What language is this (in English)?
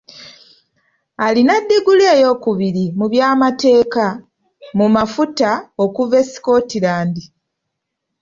Ganda